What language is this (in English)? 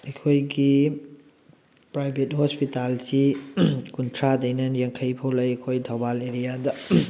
Manipuri